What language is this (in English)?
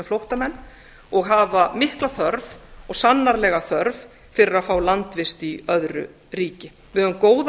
Icelandic